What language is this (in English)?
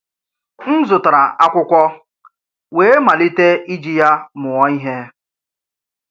Igbo